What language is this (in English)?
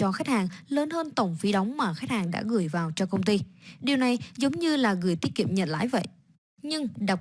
Vietnamese